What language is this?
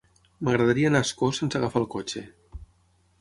Catalan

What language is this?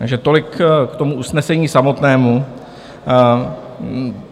Czech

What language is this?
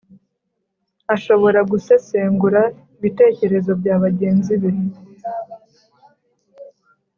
Kinyarwanda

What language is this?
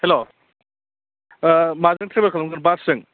Bodo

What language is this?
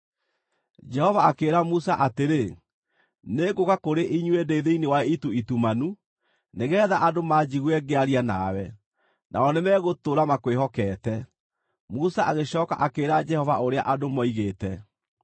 Kikuyu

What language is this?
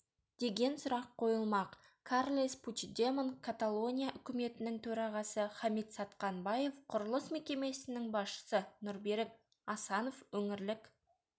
Kazakh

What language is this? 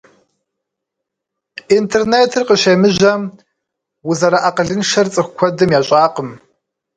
Kabardian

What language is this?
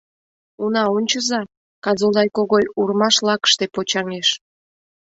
Mari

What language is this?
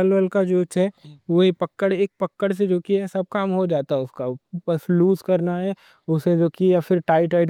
Deccan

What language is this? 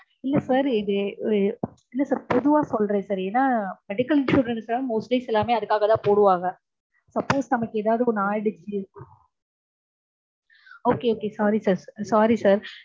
Tamil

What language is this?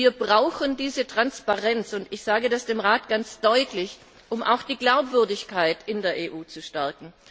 German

